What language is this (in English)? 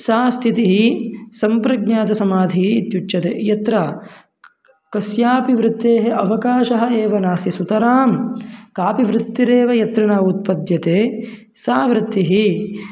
Sanskrit